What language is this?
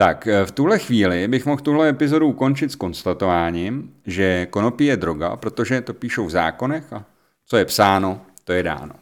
Czech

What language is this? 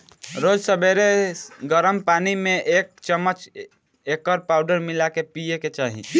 Bhojpuri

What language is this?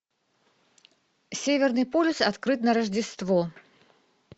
Russian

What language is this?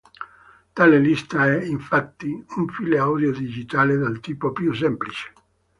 Italian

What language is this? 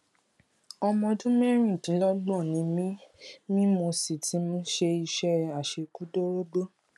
Yoruba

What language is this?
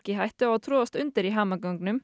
Icelandic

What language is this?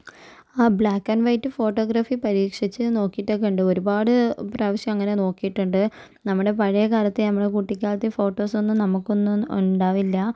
Malayalam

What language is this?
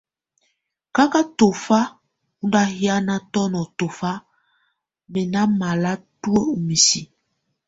Tunen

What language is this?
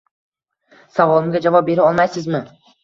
Uzbek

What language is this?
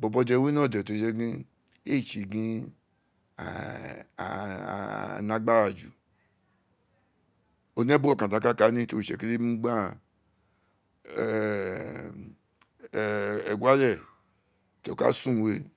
Isekiri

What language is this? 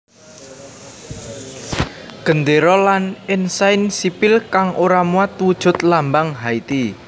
Javanese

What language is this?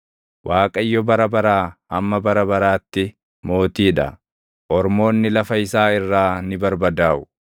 Oromo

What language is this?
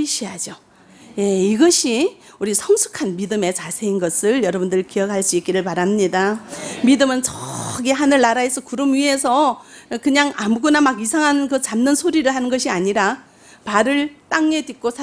Korean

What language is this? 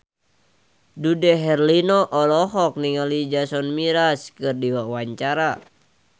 Sundanese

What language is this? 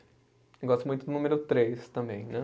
Portuguese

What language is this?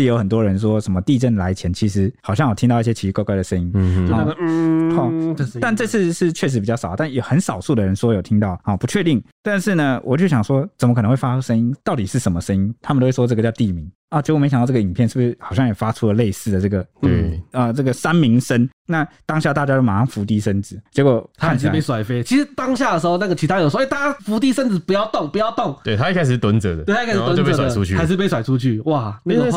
Chinese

